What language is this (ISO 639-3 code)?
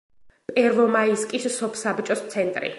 kat